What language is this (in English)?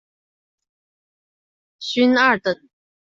Chinese